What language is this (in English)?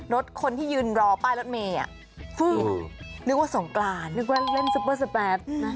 Thai